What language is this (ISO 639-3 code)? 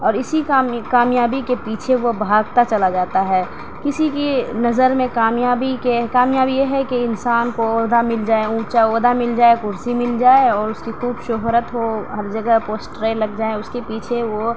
urd